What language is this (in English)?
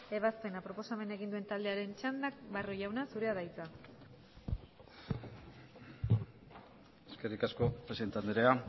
Basque